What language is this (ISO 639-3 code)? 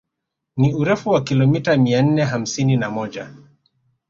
swa